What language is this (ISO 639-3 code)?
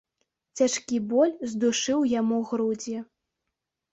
bel